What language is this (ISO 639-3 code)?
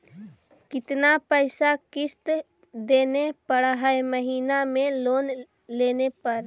mag